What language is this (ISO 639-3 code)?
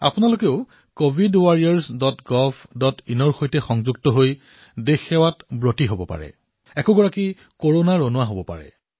asm